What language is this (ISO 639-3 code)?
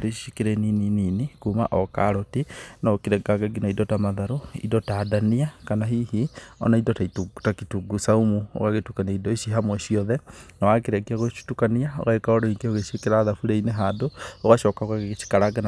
kik